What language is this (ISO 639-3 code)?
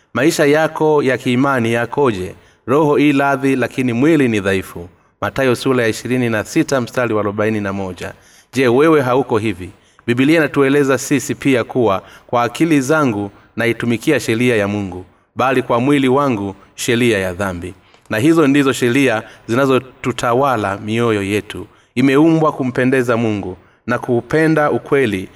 swa